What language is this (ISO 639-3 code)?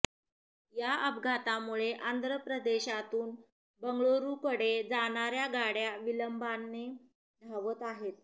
mar